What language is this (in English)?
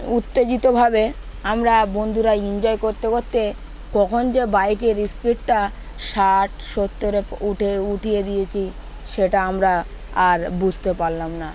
Bangla